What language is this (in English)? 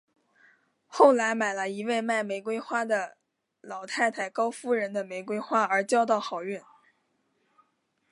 Chinese